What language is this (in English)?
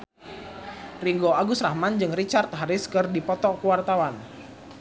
Sundanese